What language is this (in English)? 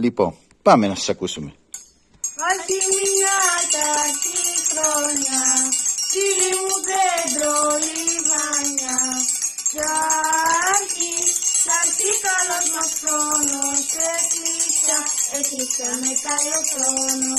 Greek